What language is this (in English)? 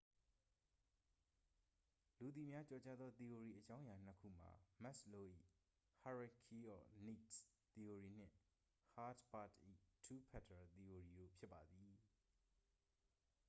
Burmese